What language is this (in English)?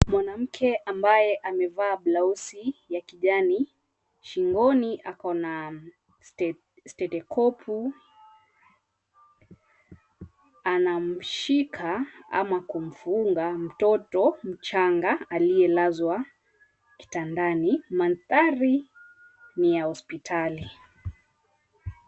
Swahili